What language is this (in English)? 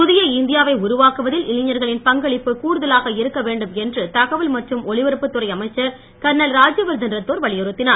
Tamil